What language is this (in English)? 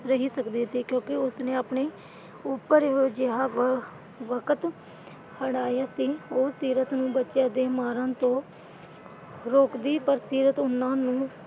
Punjabi